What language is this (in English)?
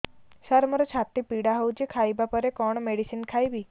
Odia